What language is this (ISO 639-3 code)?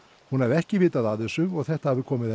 isl